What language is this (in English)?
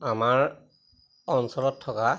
Assamese